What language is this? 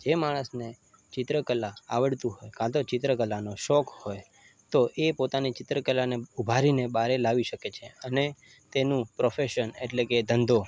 Gujarati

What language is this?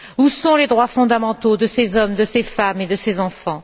French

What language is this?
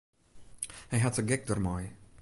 Western Frisian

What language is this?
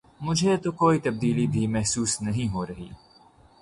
Urdu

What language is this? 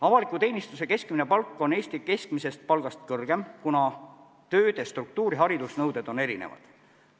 Estonian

